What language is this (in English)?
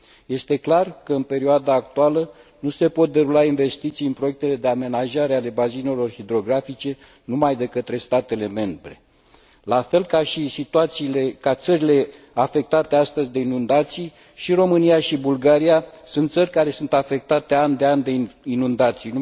Romanian